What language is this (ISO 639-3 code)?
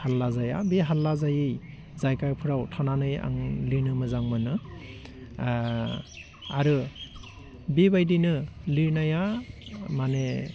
brx